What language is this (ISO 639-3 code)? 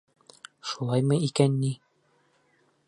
bak